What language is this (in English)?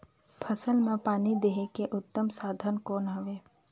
Chhattisgarhi